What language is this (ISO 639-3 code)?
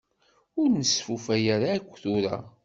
kab